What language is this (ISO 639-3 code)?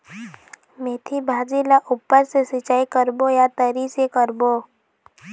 hne